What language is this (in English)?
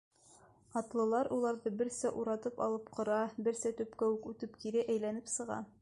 Bashkir